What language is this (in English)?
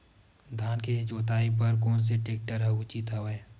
Chhattisgarhi